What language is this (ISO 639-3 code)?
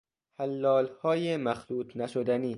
fas